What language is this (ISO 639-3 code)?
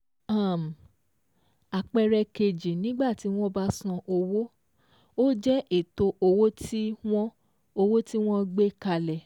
yor